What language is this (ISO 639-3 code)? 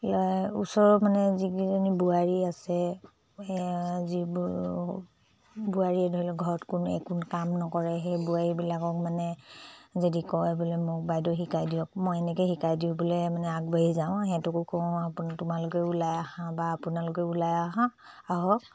asm